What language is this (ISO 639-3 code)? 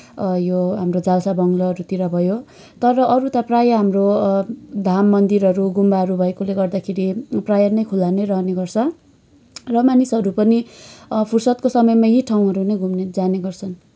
nep